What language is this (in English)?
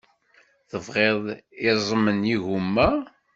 Kabyle